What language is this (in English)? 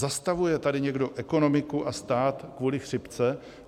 Czech